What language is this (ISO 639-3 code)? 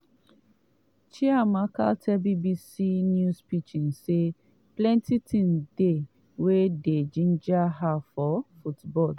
pcm